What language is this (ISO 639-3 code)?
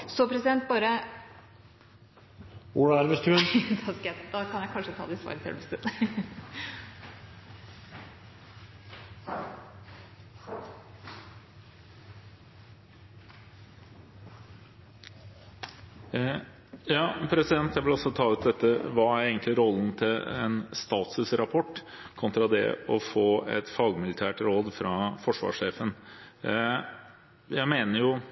nor